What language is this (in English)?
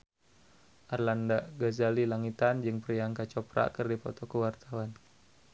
Sundanese